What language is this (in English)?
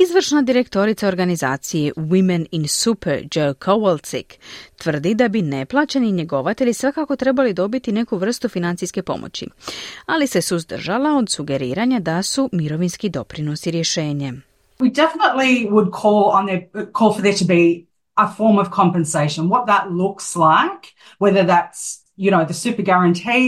Croatian